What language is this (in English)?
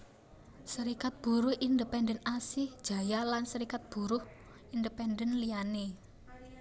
Javanese